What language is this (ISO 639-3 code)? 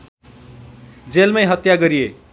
nep